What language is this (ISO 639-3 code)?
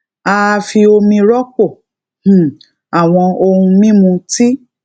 yor